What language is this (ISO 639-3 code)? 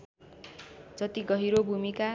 nep